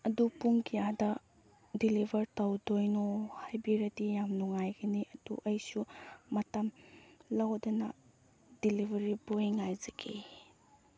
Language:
Manipuri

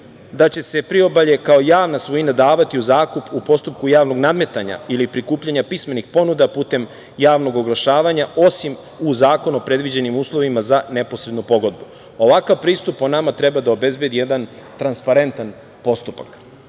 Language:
Serbian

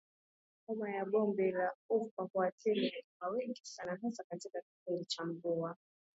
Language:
Swahili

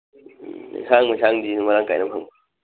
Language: Manipuri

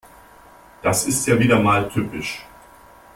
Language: German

